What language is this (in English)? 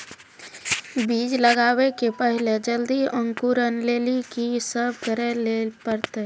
Maithili